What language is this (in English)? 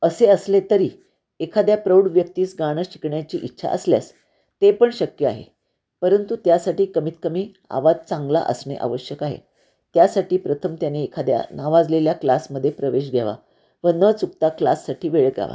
Marathi